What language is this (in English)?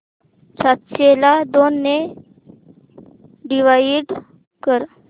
Marathi